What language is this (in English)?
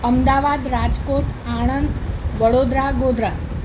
Gujarati